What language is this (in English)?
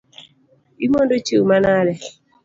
Luo (Kenya and Tanzania)